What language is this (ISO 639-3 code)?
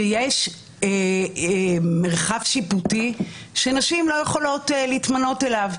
heb